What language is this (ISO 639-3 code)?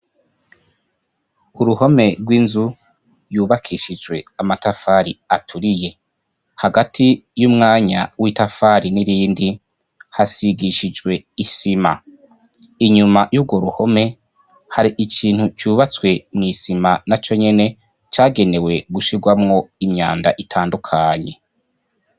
run